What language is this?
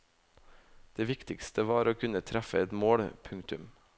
Norwegian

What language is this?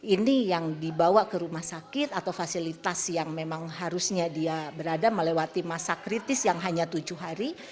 Indonesian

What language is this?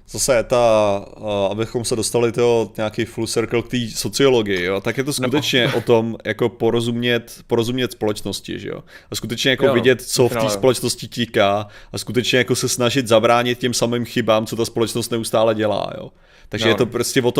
Czech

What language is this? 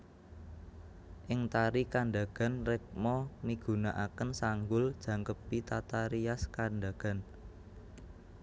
Javanese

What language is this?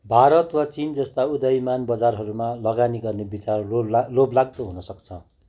Nepali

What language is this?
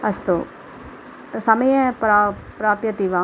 Sanskrit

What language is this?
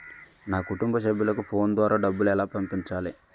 Telugu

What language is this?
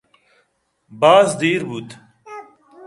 Eastern Balochi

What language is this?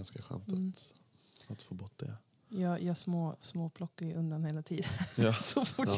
Swedish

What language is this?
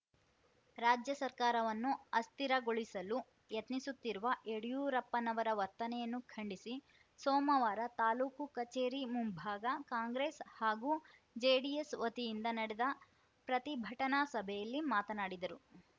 Kannada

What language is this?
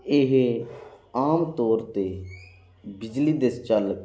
Punjabi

